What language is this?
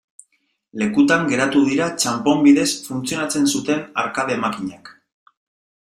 Basque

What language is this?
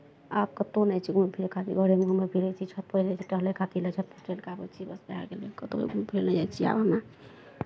Maithili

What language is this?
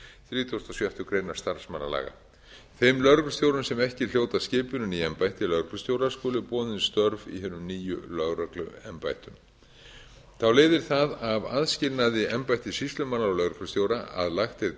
Icelandic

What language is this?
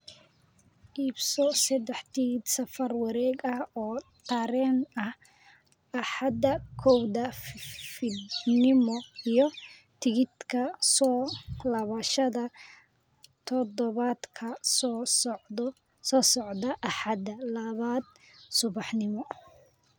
Somali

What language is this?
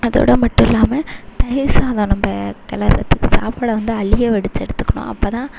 Tamil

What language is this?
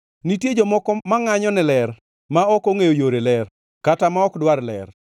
Luo (Kenya and Tanzania)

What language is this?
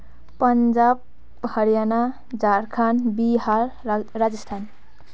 Nepali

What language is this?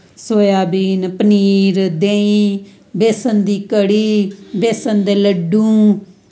Dogri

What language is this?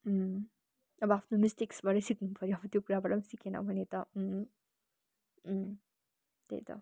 Nepali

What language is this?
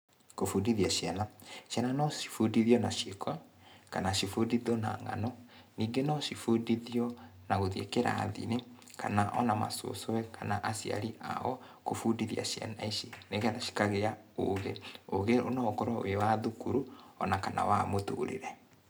Kikuyu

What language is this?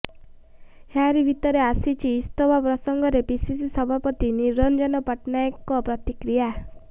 Odia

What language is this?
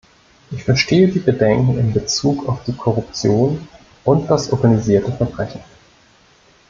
German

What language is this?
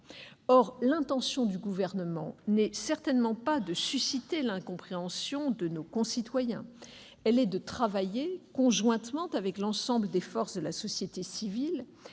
French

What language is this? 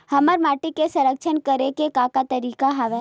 Chhattisgarhi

